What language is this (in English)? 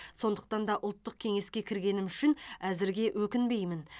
Kazakh